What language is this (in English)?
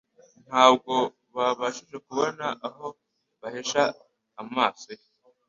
Kinyarwanda